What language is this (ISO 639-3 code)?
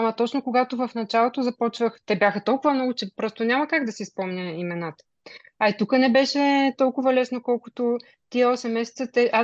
bul